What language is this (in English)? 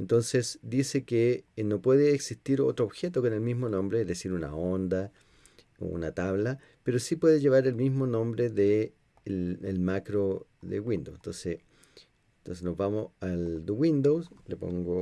Spanish